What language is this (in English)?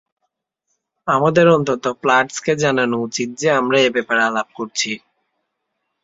Bangla